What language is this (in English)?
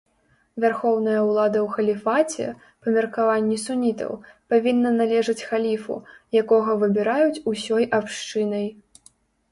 Belarusian